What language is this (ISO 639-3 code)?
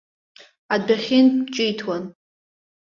abk